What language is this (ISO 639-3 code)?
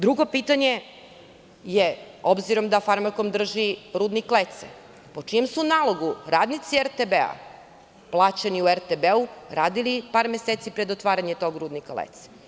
srp